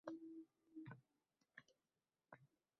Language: Uzbek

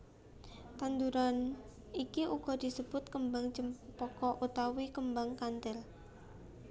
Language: Javanese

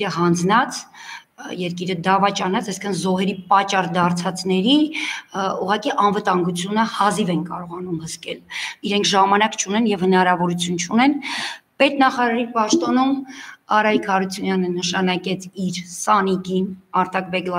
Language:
Romanian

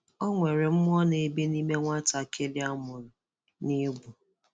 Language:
Igbo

